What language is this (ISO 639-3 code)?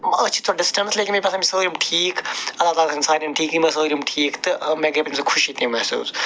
kas